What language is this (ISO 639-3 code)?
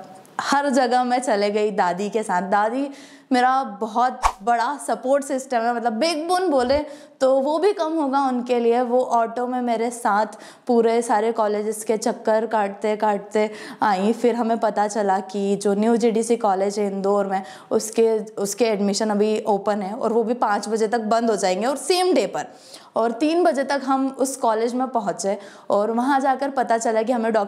hin